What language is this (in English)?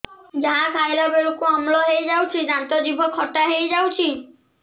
Odia